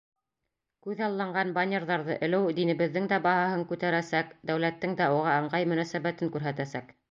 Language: Bashkir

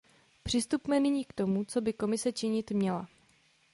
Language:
Czech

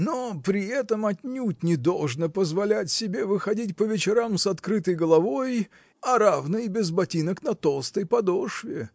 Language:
Russian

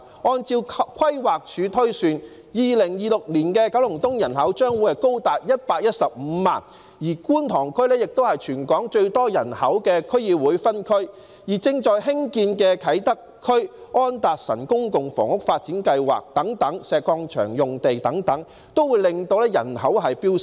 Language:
Cantonese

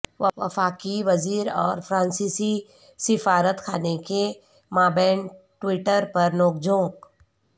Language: Urdu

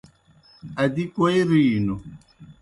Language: Kohistani Shina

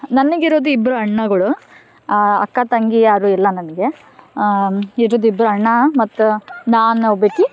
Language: Kannada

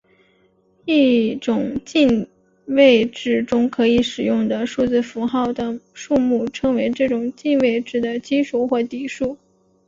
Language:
Chinese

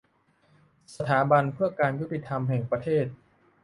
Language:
Thai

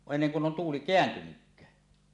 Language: Finnish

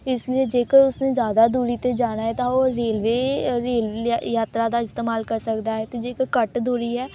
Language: Punjabi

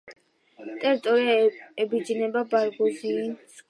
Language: Georgian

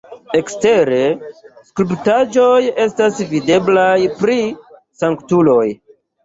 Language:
Esperanto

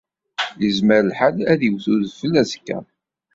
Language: Kabyle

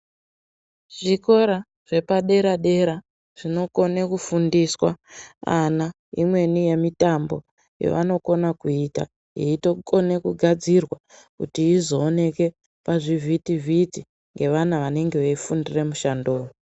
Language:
Ndau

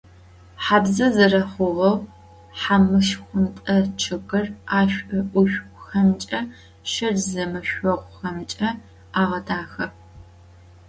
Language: Adyghe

